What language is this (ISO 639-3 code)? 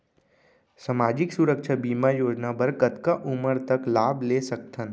hne